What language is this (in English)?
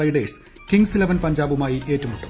Malayalam